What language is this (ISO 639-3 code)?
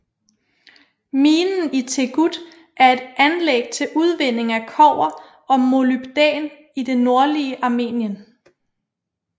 dan